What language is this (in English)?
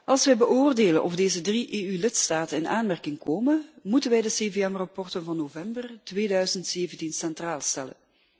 Dutch